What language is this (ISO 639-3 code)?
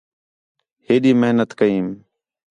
xhe